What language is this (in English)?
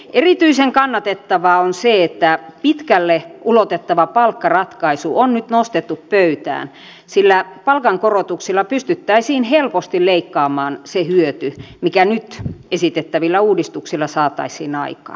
Finnish